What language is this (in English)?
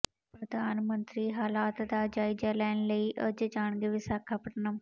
Punjabi